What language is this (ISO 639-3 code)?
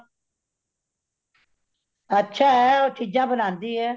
pan